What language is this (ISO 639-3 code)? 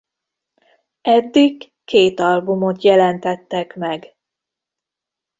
hun